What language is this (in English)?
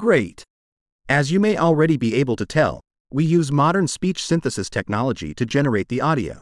English